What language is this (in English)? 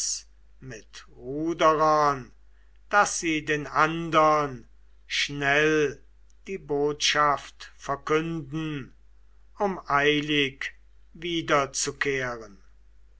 German